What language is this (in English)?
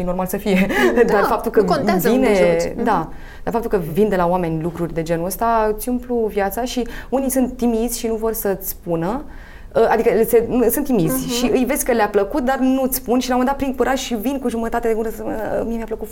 Romanian